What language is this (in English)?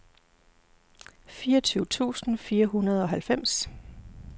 Danish